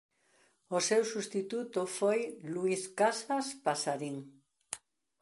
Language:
Galician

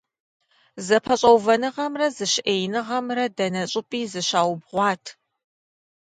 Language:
Kabardian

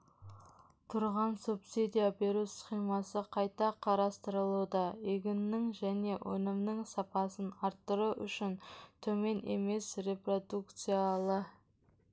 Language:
Kazakh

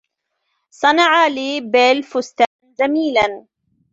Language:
Arabic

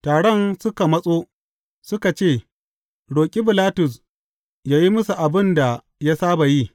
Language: Hausa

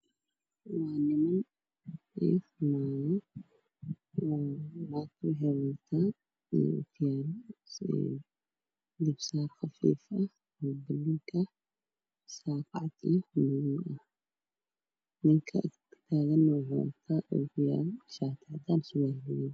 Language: Somali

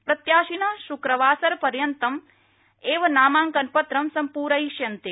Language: Sanskrit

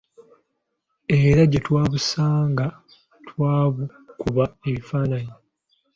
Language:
Ganda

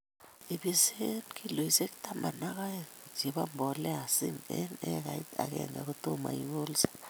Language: Kalenjin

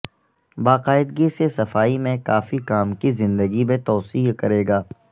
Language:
Urdu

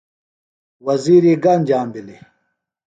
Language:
Phalura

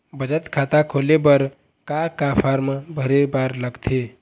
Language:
Chhattisgarhi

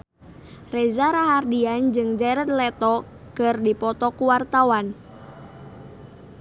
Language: Sundanese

